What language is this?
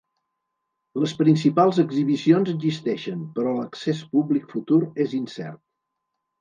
Catalan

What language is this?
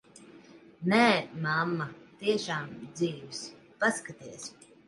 Latvian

